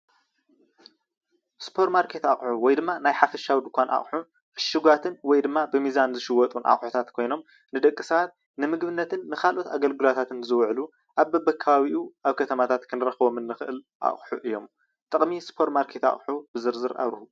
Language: Tigrinya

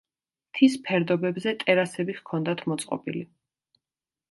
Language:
Georgian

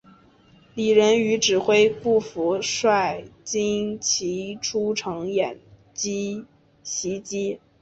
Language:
Chinese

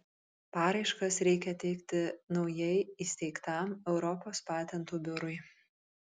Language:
Lithuanian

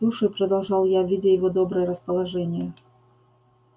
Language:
Russian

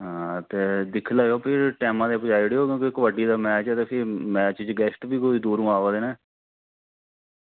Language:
Dogri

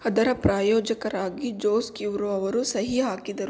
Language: Kannada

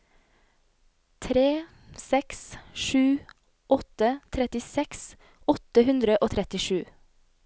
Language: Norwegian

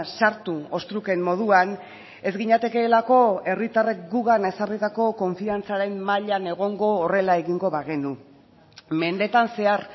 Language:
Basque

